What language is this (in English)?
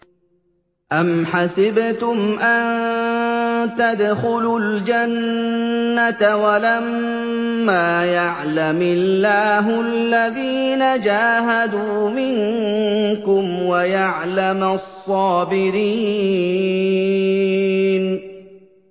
Arabic